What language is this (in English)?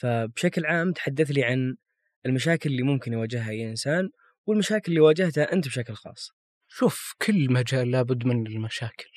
Arabic